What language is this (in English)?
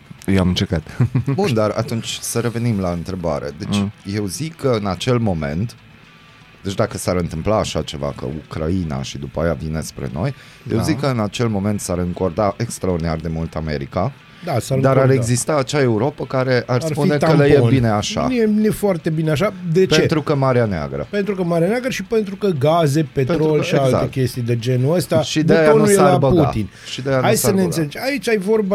Romanian